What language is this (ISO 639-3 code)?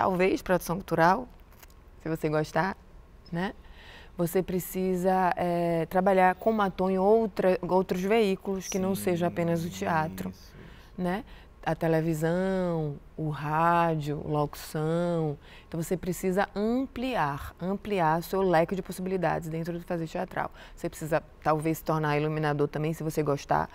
por